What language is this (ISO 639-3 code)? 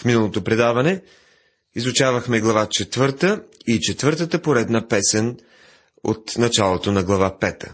bul